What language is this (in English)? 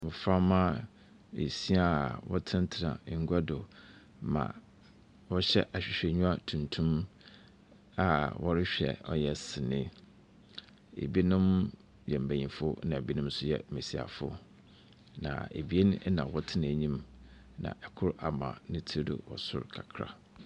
Akan